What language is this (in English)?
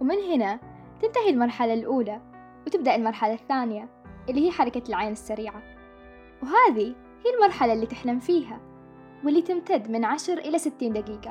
Arabic